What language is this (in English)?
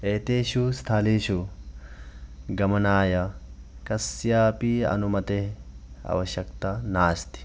Sanskrit